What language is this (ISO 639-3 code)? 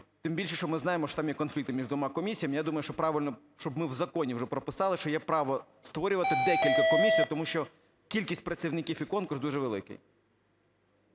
ukr